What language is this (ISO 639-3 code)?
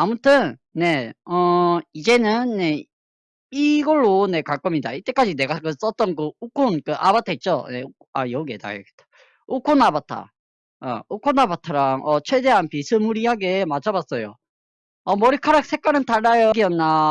kor